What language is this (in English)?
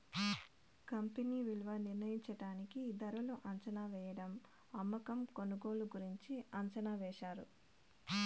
Telugu